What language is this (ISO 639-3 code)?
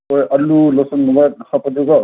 mni